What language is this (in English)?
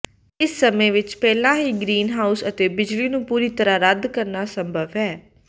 Punjabi